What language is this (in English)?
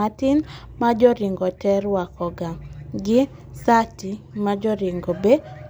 Luo (Kenya and Tanzania)